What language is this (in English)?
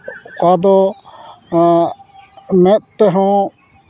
Santali